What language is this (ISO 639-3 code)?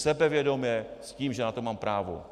ces